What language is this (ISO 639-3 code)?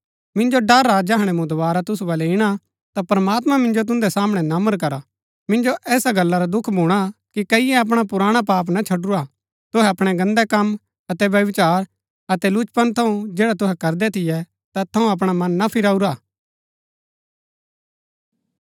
gbk